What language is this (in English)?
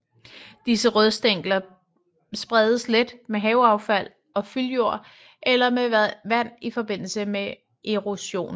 Danish